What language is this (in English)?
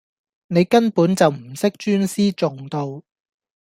Cantonese